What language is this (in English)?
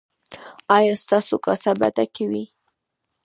Pashto